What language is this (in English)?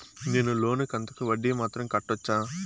Telugu